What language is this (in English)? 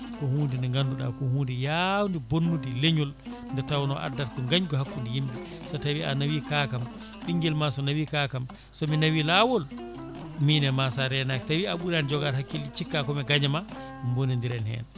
Fula